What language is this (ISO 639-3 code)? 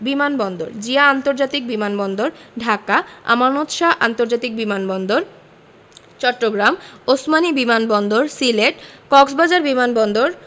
ben